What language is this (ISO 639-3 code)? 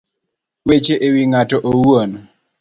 luo